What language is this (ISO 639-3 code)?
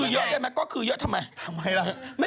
tha